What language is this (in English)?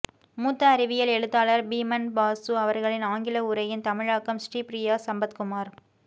Tamil